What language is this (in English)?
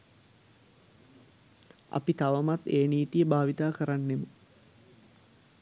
Sinhala